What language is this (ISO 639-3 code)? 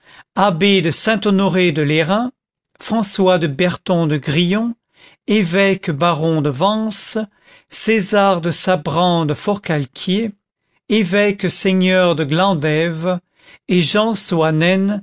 fra